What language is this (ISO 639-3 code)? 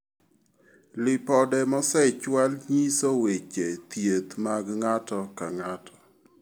luo